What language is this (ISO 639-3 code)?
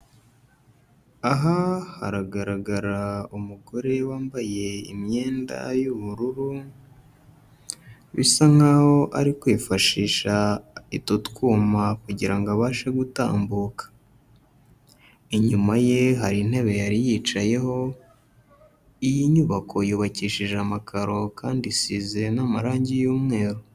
kin